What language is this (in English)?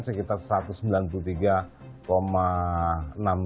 Indonesian